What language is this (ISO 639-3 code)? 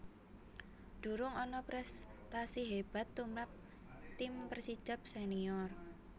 jav